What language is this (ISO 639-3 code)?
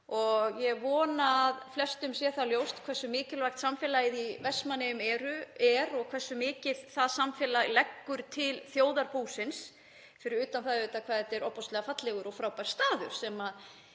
isl